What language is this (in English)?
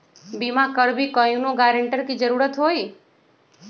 Magahi